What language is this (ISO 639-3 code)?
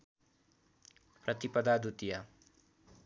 nep